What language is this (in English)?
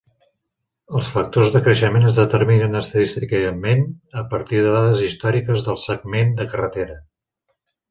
Catalan